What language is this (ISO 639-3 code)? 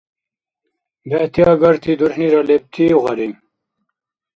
dar